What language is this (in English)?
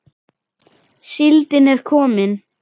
Icelandic